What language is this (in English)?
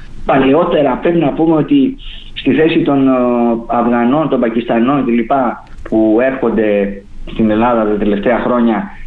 Greek